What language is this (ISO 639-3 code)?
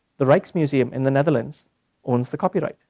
eng